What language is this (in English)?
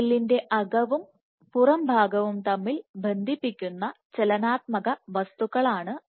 Malayalam